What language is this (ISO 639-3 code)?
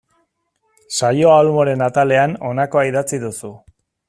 eus